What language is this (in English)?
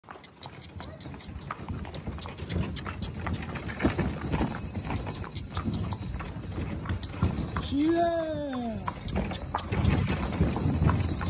Thai